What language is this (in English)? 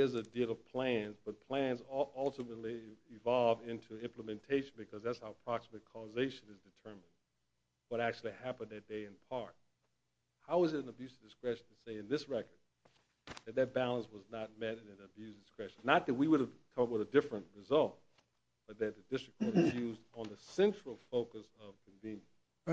English